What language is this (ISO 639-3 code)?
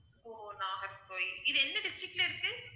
tam